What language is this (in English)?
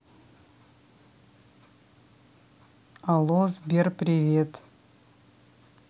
Russian